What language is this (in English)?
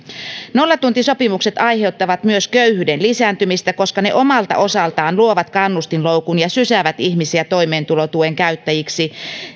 Finnish